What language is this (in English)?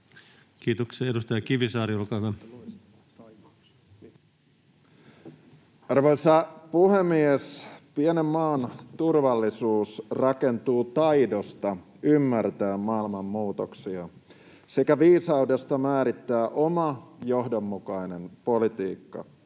Finnish